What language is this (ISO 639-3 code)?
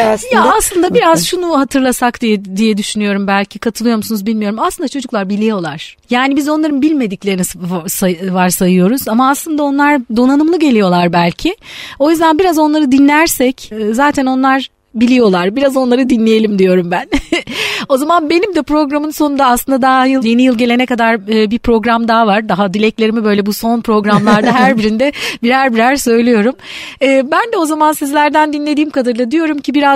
tur